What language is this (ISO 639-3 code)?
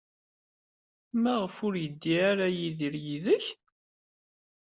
kab